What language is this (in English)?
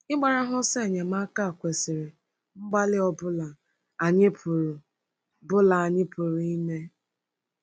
Igbo